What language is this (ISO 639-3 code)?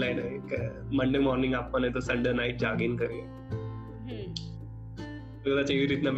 guj